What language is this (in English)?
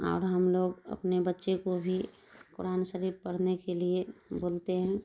Urdu